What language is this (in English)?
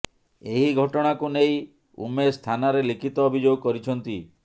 Odia